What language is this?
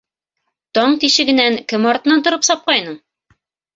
Bashkir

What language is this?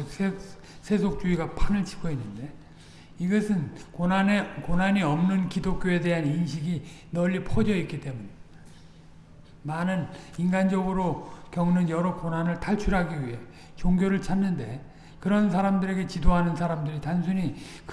Korean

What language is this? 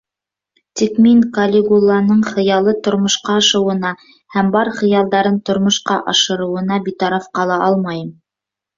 Bashkir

